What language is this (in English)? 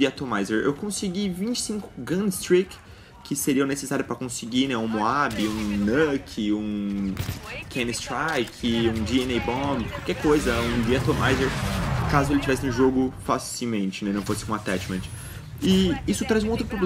Portuguese